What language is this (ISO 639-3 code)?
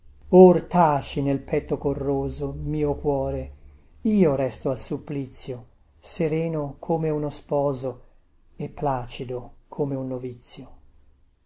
ita